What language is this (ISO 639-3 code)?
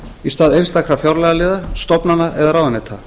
isl